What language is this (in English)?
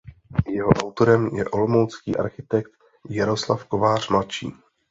Czech